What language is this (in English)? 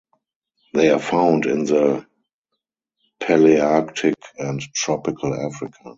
English